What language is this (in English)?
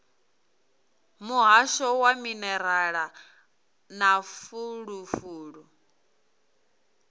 Venda